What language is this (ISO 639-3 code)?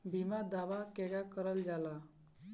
bho